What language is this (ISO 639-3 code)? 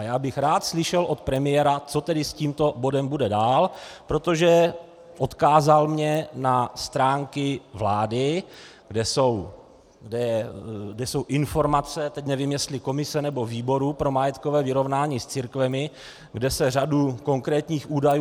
ces